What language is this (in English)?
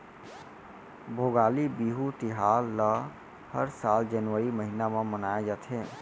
Chhattisgarhi